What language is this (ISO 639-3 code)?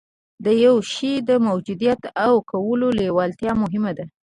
pus